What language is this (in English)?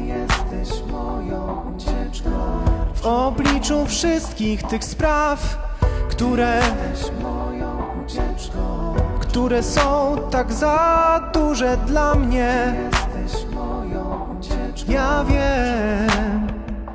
Polish